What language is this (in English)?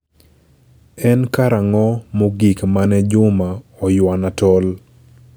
Luo (Kenya and Tanzania)